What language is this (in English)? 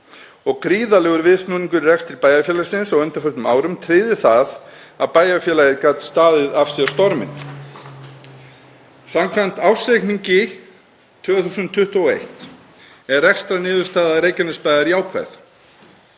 Icelandic